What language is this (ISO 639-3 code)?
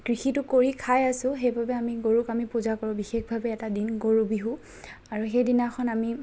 asm